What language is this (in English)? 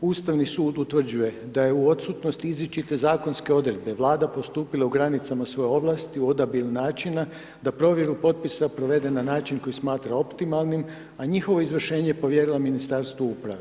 Croatian